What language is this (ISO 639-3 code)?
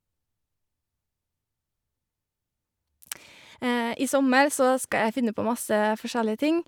nor